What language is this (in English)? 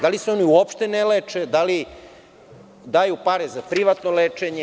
Serbian